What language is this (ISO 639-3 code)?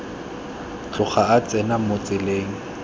tsn